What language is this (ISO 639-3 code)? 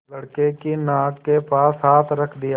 hin